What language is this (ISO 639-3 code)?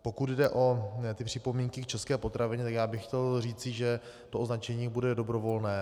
ces